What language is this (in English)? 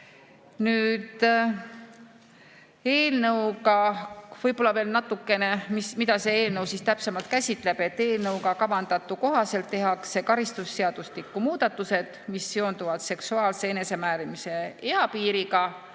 Estonian